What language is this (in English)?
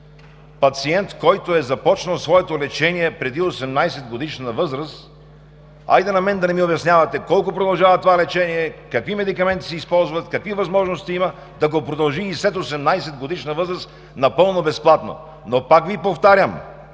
Bulgarian